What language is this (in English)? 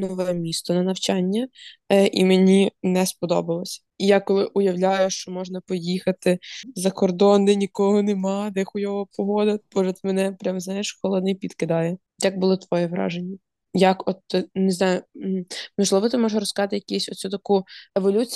Ukrainian